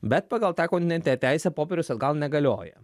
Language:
Lithuanian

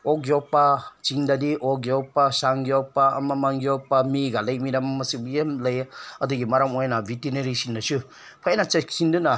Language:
Manipuri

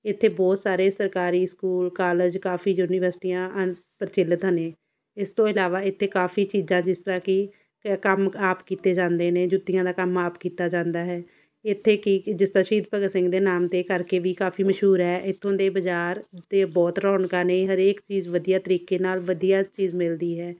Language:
Punjabi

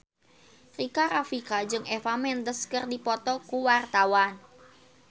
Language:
Sundanese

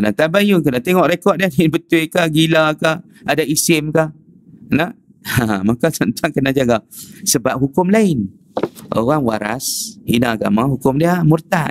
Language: Malay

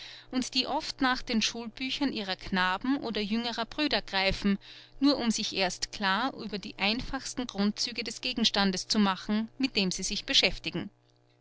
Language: German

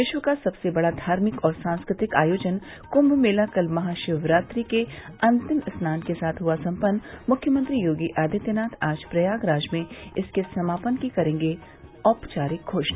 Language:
Hindi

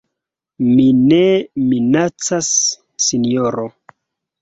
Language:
Esperanto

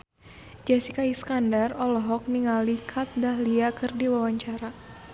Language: Sundanese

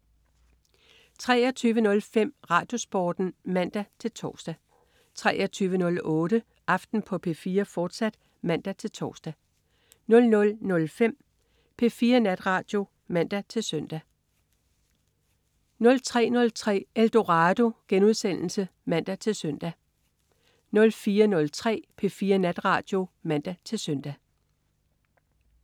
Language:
Danish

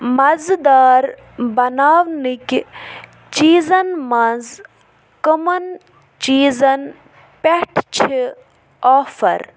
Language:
Kashmiri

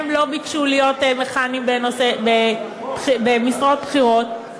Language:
Hebrew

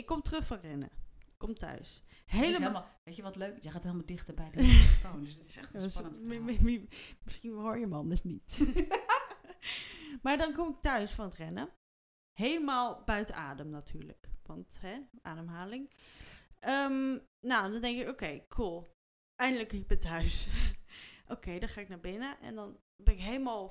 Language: Dutch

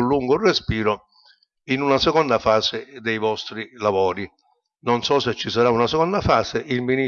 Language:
Italian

